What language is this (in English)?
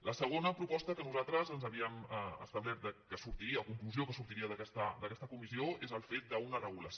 Catalan